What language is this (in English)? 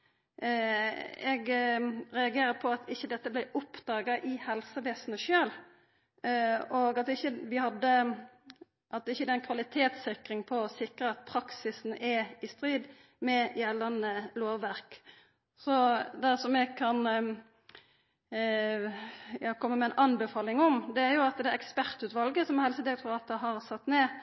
Norwegian Nynorsk